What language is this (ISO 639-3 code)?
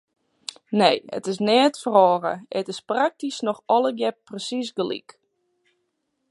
fry